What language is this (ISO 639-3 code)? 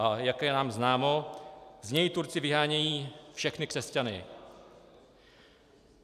ces